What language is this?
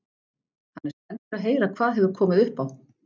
Icelandic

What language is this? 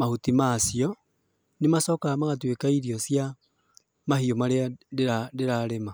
Kikuyu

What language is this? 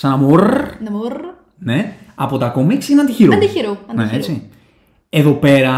Greek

